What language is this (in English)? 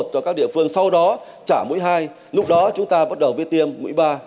Vietnamese